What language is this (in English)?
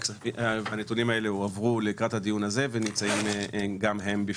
Hebrew